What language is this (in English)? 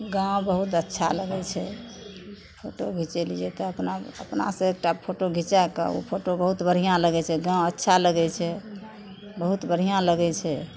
Maithili